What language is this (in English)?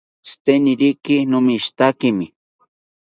South Ucayali Ashéninka